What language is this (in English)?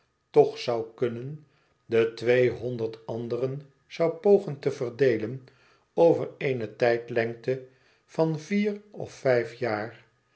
Dutch